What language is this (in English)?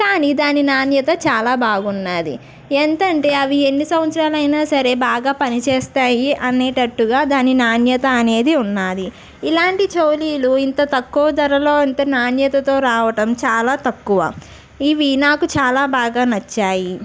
Telugu